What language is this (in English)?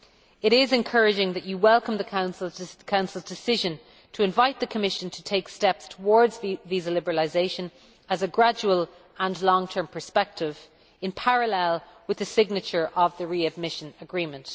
English